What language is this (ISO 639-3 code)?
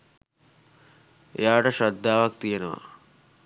sin